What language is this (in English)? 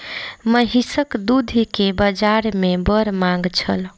Maithili